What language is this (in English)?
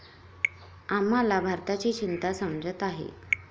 Marathi